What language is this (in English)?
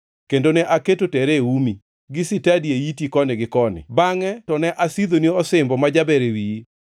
Luo (Kenya and Tanzania)